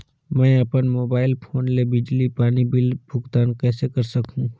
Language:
Chhattisgarhi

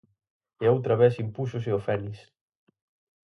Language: Galician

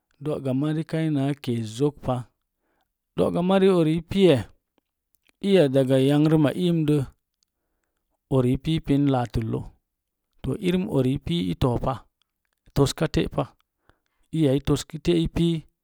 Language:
Mom Jango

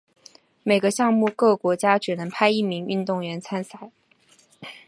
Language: Chinese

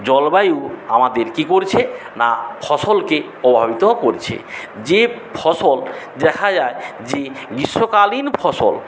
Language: Bangla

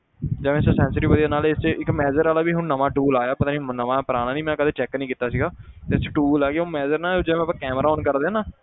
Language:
Punjabi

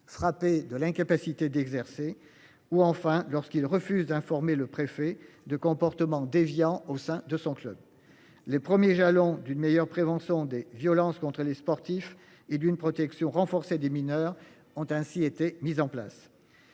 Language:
French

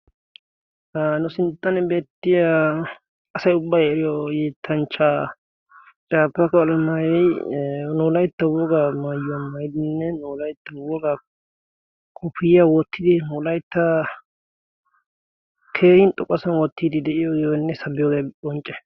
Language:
Wolaytta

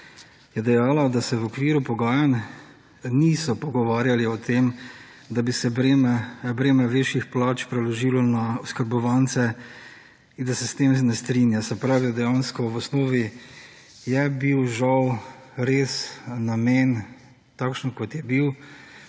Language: Slovenian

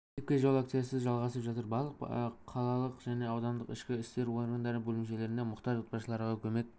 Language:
Kazakh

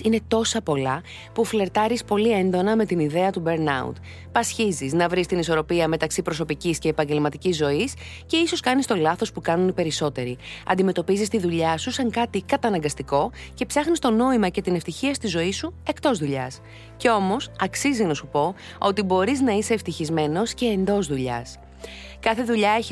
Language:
Greek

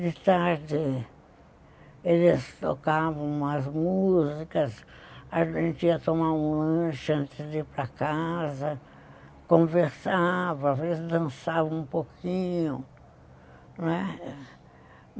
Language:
Portuguese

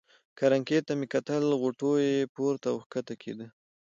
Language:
Pashto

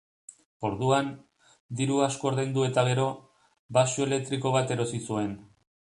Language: Basque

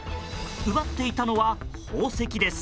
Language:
Japanese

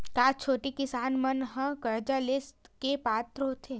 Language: Chhattisgarhi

